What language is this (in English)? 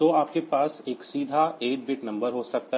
Hindi